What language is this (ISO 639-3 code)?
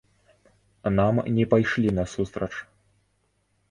bel